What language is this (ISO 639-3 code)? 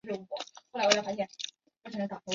zho